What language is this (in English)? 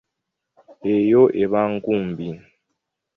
Ganda